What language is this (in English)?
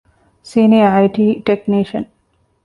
Divehi